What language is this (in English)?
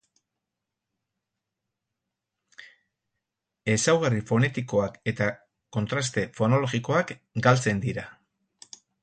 Basque